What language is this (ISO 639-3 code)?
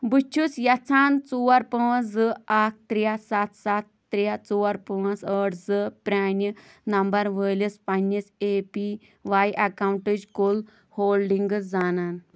kas